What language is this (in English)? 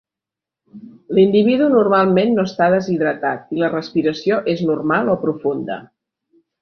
Catalan